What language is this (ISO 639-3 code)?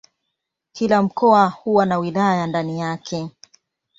swa